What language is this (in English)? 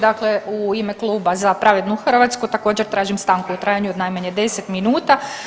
Croatian